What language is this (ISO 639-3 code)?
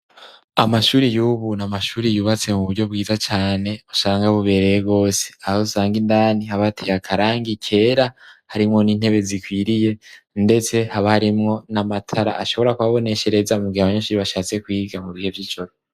run